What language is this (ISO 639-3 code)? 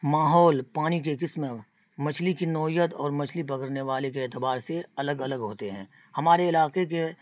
urd